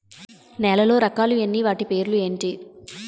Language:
Telugu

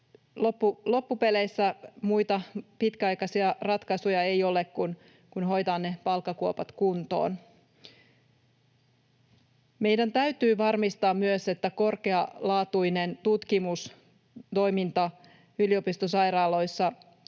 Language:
Finnish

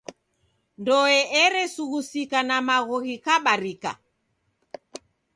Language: Taita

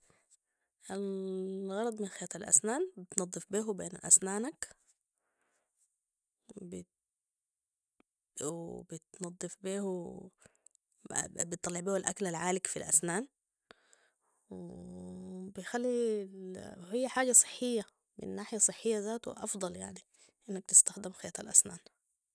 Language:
Sudanese Arabic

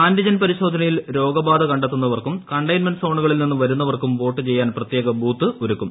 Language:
Malayalam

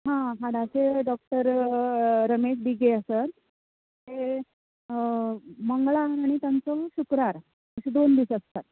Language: Konkani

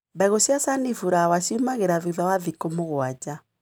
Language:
Kikuyu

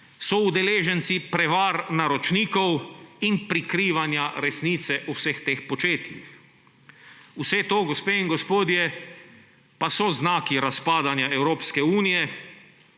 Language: Slovenian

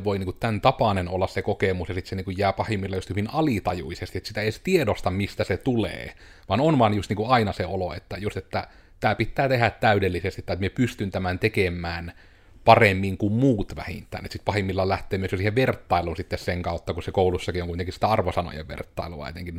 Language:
Finnish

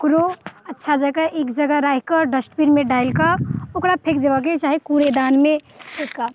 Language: Maithili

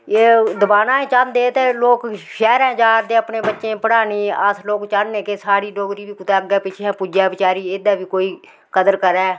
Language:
Dogri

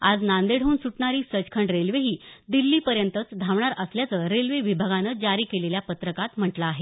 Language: Marathi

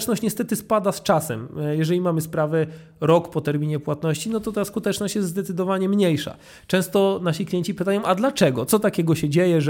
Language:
Polish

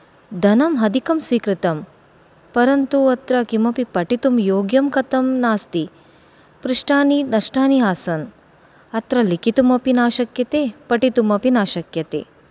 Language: Sanskrit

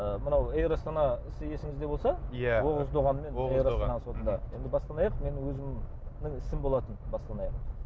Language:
Kazakh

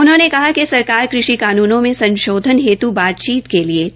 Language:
Hindi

